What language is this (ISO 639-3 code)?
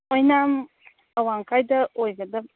mni